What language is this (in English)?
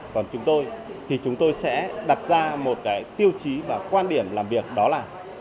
Vietnamese